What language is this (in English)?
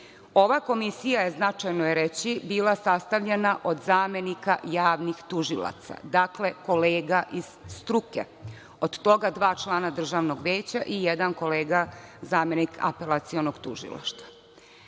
Serbian